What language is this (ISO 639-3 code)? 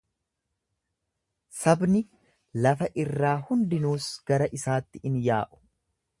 orm